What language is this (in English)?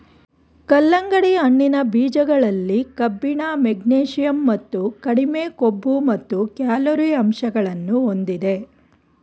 Kannada